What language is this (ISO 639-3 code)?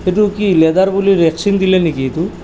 asm